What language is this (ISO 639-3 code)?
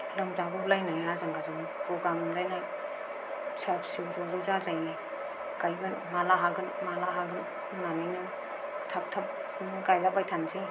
brx